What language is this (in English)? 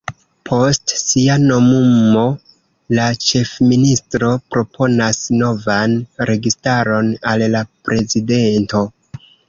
Esperanto